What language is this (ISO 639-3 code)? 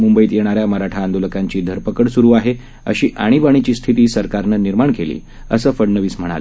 mar